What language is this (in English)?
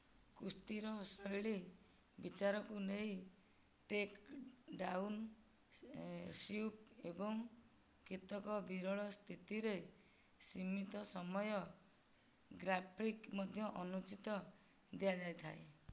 Odia